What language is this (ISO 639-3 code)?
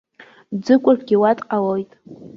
abk